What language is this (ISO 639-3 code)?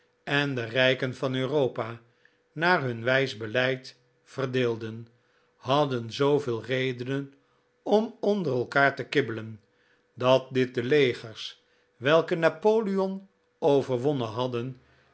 nld